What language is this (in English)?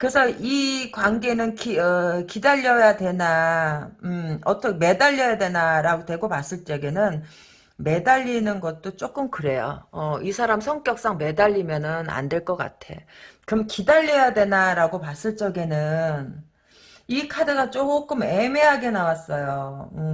Korean